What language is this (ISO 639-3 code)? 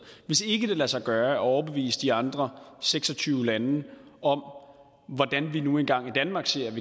dan